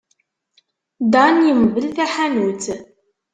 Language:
Kabyle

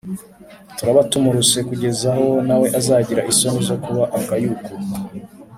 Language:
Kinyarwanda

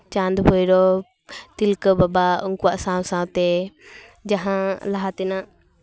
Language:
Santali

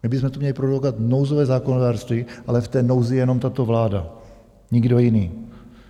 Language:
Czech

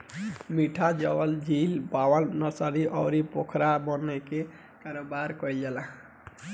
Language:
Bhojpuri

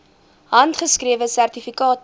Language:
Afrikaans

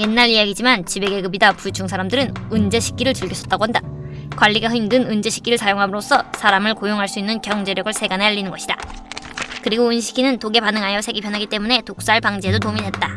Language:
Korean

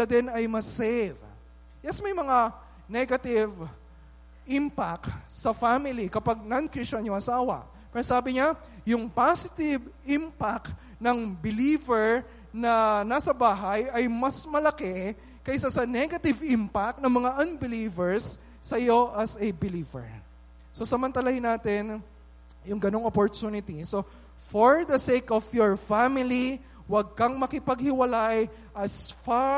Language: Filipino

